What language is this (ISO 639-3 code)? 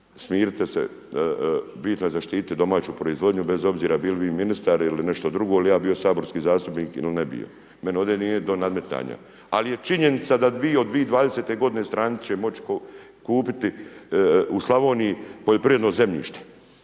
hrv